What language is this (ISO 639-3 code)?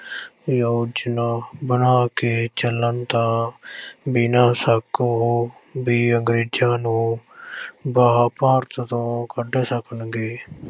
pan